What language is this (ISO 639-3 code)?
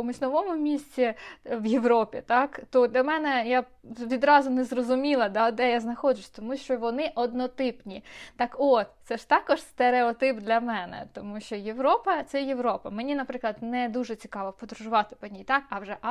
ukr